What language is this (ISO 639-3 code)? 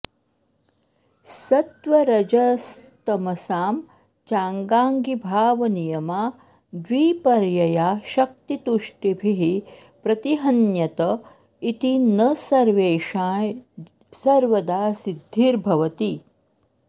san